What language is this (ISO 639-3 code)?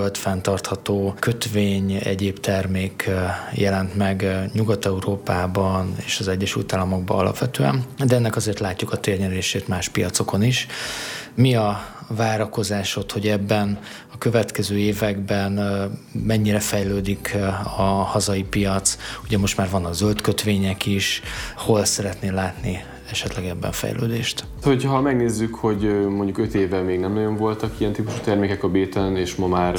hun